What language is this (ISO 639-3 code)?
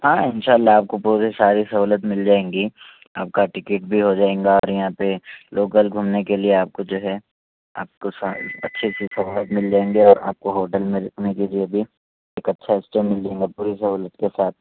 urd